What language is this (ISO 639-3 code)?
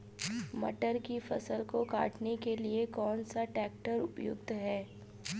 hin